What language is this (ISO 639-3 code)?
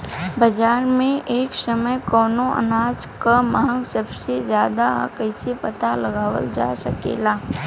bho